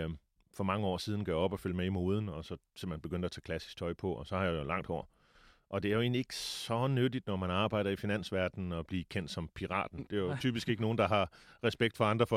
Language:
Danish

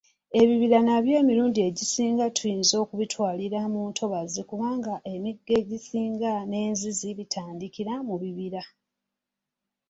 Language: Ganda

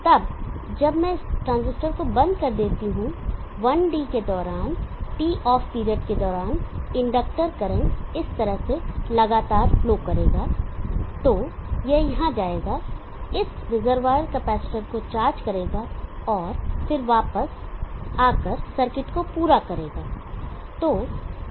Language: Hindi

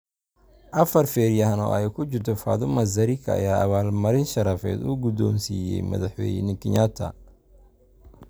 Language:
Somali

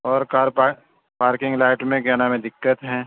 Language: Urdu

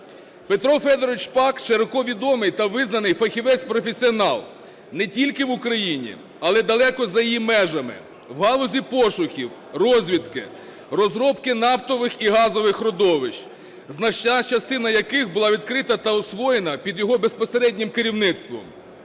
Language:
Ukrainian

